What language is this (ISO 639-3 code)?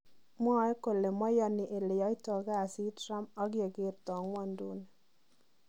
kln